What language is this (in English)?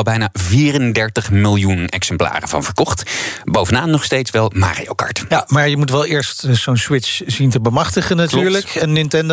Dutch